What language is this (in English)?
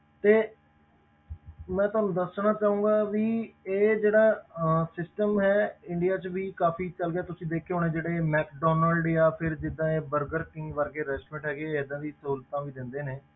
Punjabi